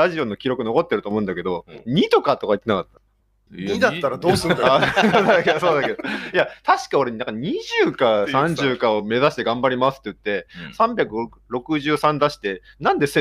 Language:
Japanese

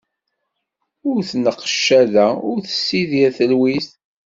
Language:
Kabyle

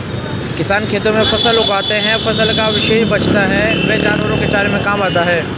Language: Hindi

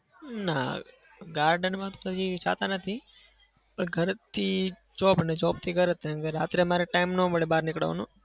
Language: Gujarati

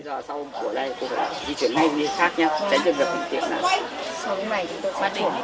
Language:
Vietnamese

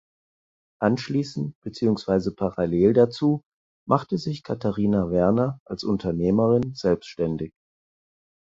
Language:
German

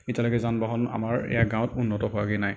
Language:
Assamese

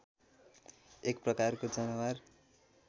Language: Nepali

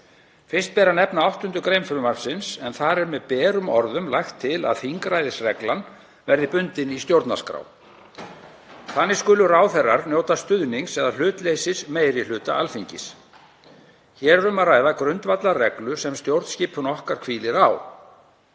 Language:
Icelandic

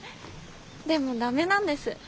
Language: Japanese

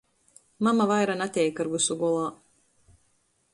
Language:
Latgalian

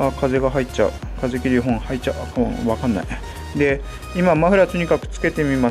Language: Japanese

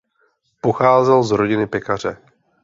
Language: Czech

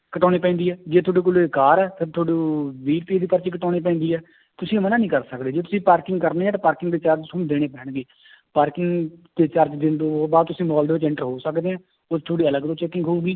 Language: Punjabi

